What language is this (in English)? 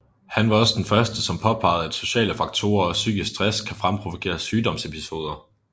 Danish